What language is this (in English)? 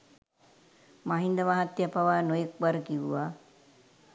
Sinhala